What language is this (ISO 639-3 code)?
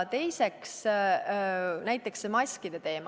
est